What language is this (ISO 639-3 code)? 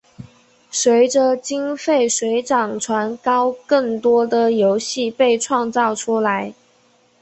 zho